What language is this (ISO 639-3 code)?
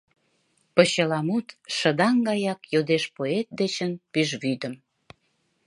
chm